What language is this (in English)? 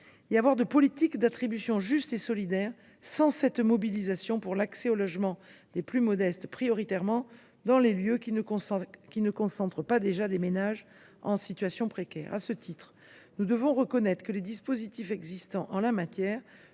French